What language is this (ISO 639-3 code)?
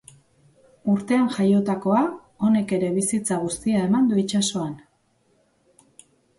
eus